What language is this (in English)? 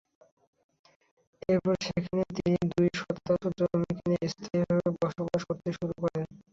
Bangla